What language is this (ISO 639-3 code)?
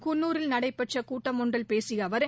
tam